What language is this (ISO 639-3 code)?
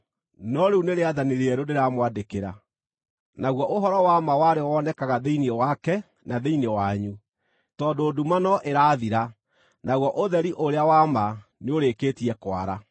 kik